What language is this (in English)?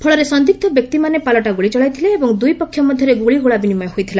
Odia